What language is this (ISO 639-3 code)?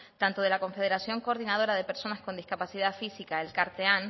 spa